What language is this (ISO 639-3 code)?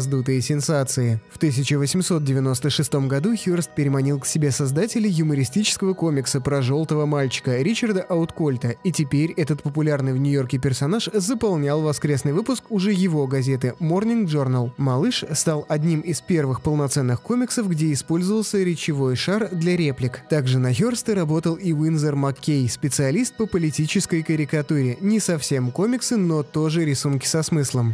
rus